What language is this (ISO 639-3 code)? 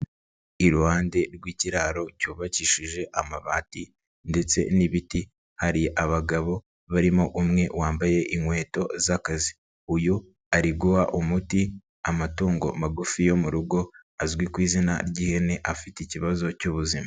kin